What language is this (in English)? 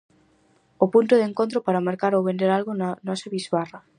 Galician